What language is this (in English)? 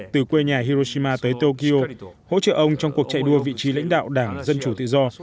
Vietnamese